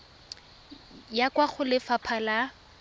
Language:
Tswana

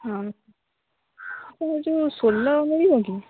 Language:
Odia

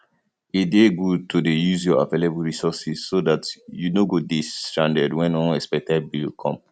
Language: Nigerian Pidgin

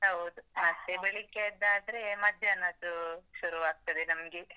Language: Kannada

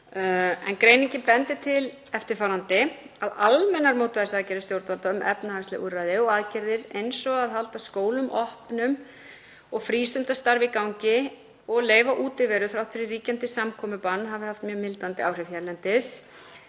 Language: Icelandic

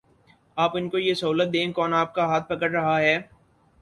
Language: Urdu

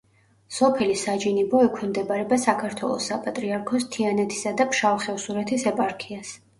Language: Georgian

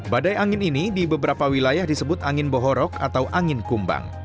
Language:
Indonesian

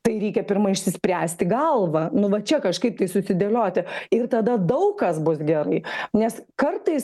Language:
Lithuanian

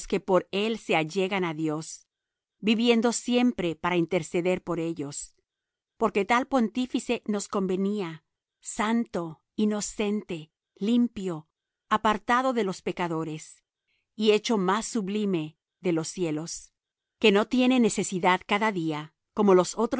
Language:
Spanish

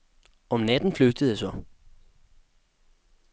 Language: Danish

